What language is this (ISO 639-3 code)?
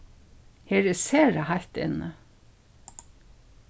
fao